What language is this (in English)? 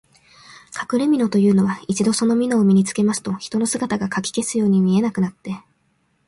Japanese